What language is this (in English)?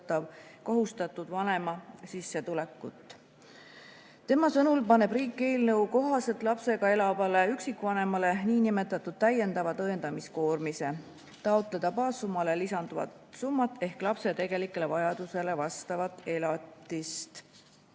Estonian